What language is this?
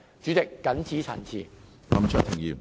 Cantonese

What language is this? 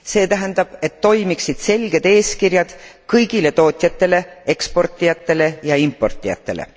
Estonian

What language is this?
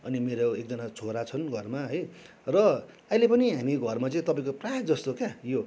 Nepali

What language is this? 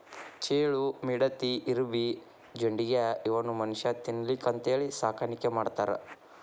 Kannada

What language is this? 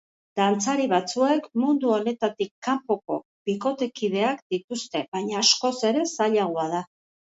Basque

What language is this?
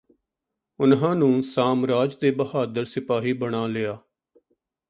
Punjabi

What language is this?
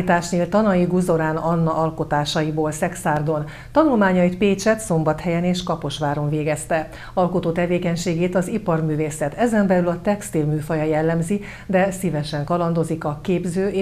Hungarian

